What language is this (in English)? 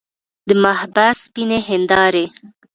Pashto